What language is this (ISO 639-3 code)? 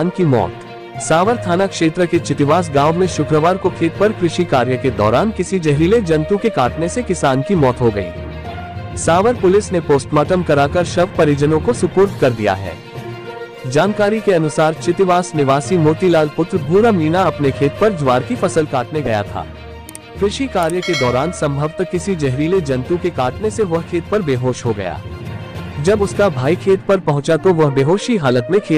hin